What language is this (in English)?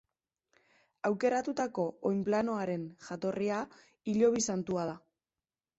Basque